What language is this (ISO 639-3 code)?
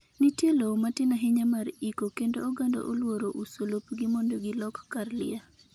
luo